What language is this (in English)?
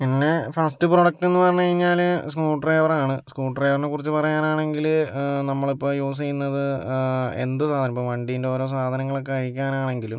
Malayalam